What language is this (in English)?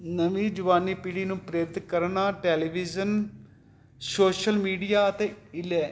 Punjabi